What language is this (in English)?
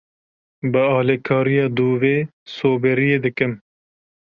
Kurdish